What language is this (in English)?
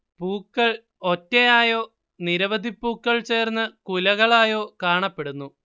Malayalam